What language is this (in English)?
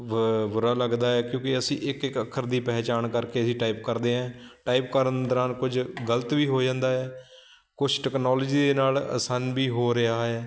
Punjabi